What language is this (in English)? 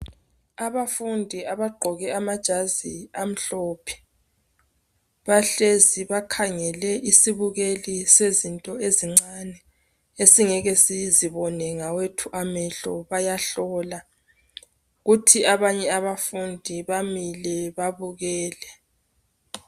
North Ndebele